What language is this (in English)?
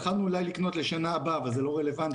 Hebrew